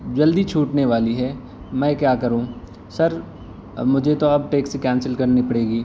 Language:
Urdu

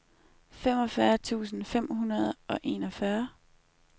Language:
Danish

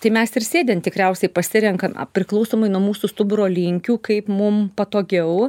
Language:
Lithuanian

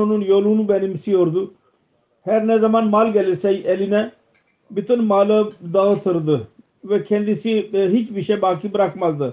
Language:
Turkish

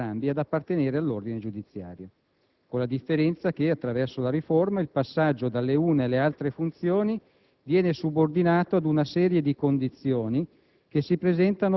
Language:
Italian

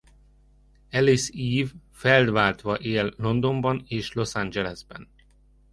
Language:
Hungarian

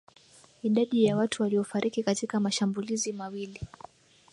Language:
Swahili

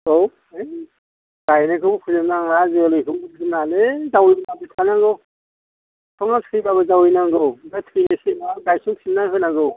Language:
Bodo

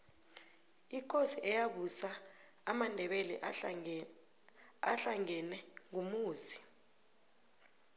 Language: South Ndebele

